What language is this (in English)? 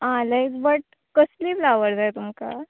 Konkani